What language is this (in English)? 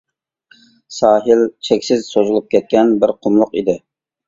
Uyghur